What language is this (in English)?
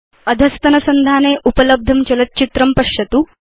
Sanskrit